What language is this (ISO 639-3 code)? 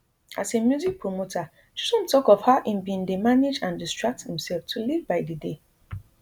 pcm